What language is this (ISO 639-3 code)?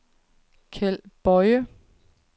dan